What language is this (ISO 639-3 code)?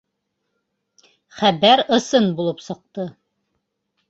bak